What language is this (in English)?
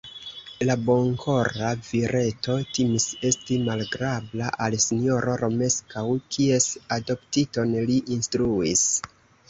Esperanto